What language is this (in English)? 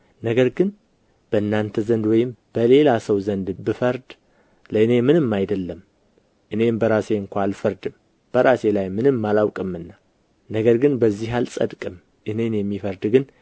Amharic